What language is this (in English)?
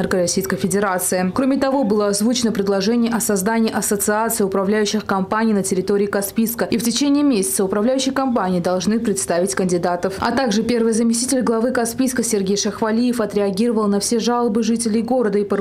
Russian